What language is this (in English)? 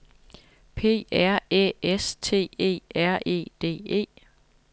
Danish